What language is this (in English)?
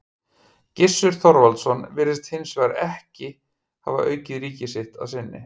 Icelandic